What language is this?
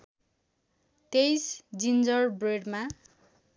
Nepali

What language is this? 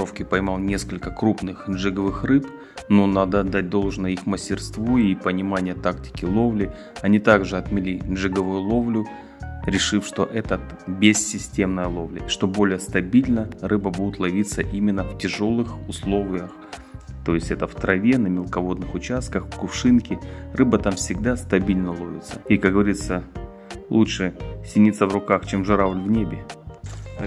Russian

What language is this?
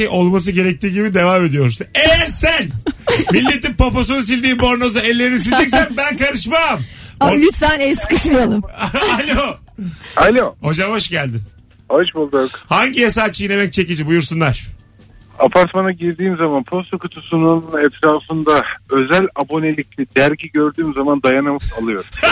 Turkish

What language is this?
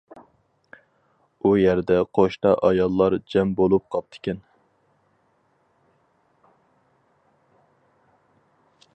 Uyghur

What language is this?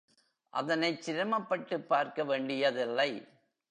Tamil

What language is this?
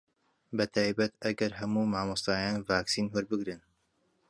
Central Kurdish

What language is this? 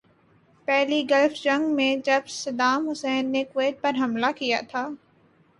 Urdu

